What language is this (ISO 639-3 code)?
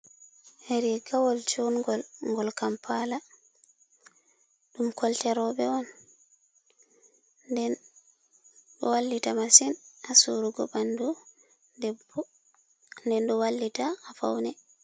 ful